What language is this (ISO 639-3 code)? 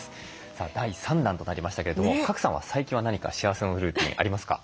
jpn